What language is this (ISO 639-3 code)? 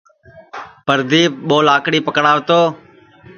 ssi